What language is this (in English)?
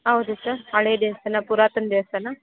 Kannada